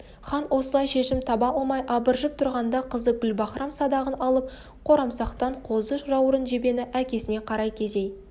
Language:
Kazakh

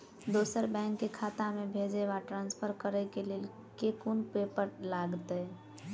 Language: Maithili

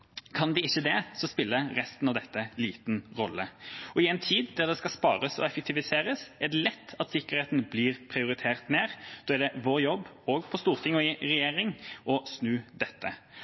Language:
Norwegian Bokmål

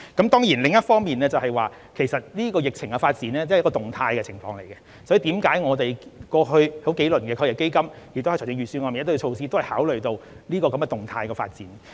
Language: Cantonese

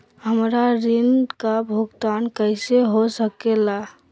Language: Magahi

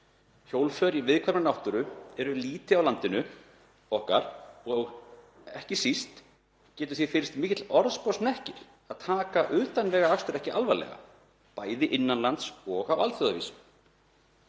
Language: Icelandic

